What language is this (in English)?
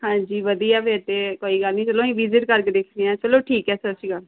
Punjabi